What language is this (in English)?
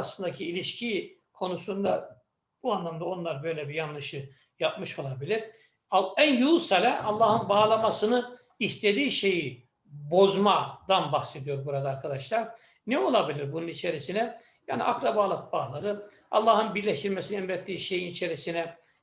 Turkish